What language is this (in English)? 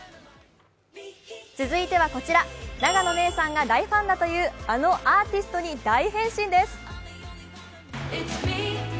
Japanese